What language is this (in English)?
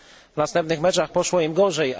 Polish